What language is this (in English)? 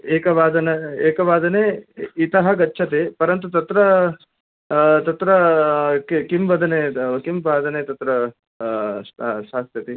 Sanskrit